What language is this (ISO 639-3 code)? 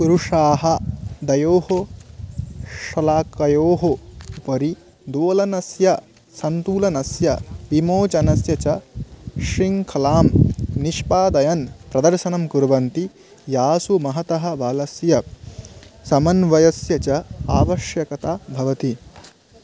san